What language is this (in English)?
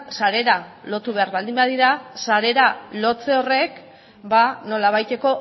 Basque